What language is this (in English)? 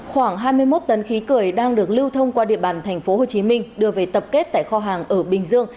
Vietnamese